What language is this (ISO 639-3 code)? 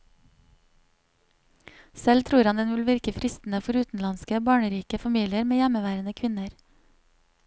nor